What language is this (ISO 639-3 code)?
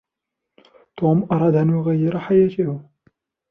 ara